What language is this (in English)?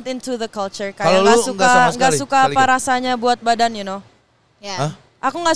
Indonesian